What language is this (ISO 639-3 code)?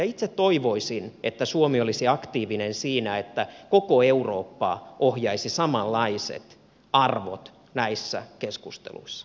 fin